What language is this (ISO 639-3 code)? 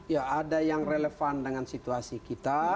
ind